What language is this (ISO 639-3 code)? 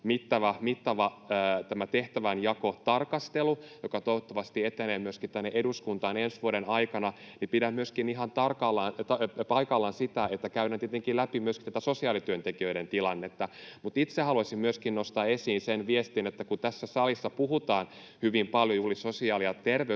fin